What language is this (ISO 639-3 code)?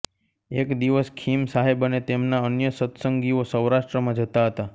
guj